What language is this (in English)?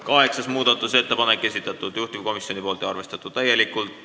Estonian